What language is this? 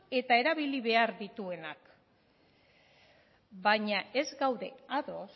Basque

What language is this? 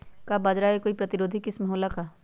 Magahi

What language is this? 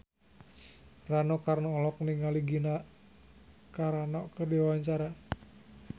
Sundanese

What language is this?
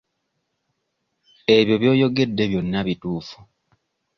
Ganda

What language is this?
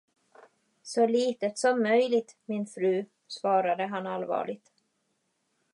Swedish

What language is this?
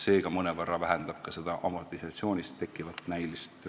Estonian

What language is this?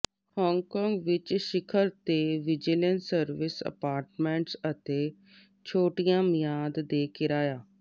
Punjabi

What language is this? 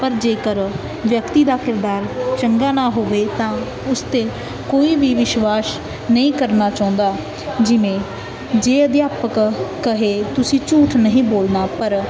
Punjabi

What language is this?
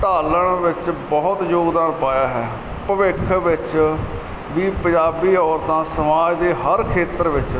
Punjabi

